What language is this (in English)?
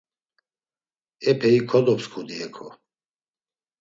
Laz